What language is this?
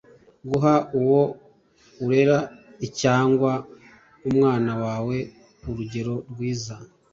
Kinyarwanda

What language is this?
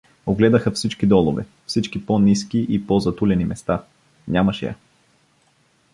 Bulgarian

